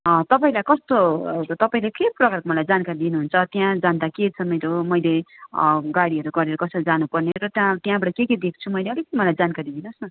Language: Nepali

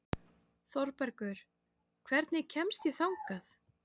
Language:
Icelandic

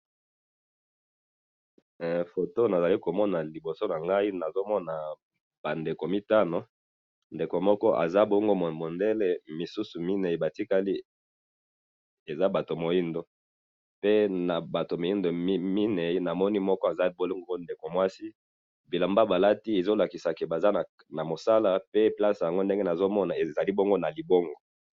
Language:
Lingala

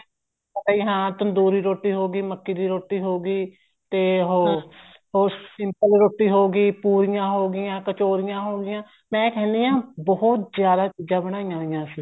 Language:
Punjabi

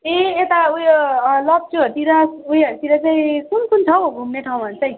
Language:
Nepali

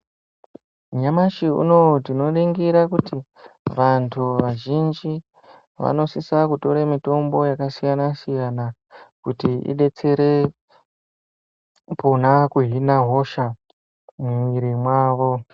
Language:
Ndau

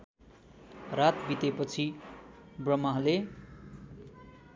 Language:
Nepali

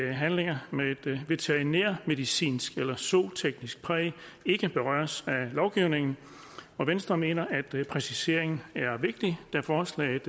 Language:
Danish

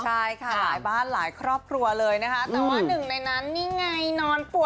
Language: Thai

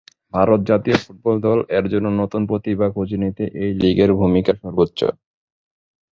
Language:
Bangla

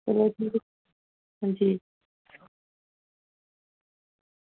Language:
Dogri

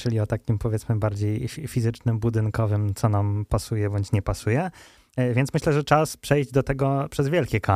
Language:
Polish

